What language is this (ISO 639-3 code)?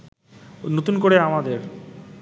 ben